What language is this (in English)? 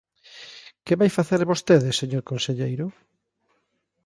Galician